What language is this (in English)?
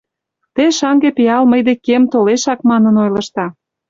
Mari